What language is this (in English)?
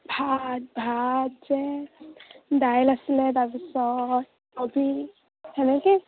Assamese